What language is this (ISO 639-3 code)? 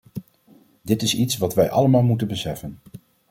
nld